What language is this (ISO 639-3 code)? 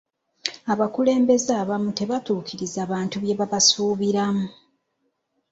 lug